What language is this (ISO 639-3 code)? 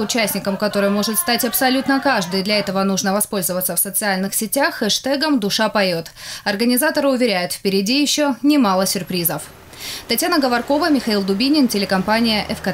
rus